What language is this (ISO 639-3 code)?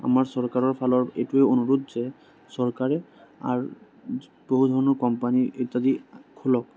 asm